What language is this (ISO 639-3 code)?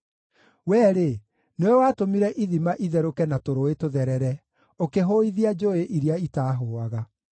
kik